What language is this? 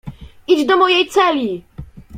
Polish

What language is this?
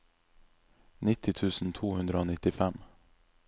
Norwegian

